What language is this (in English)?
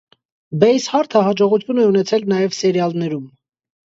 Armenian